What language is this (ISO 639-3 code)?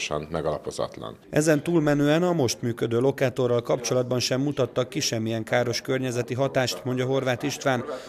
hun